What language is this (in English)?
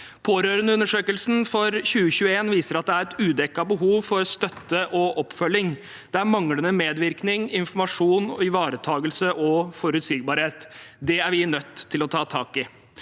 Norwegian